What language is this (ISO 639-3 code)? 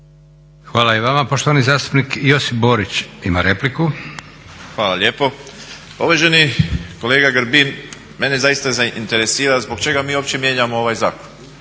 hrv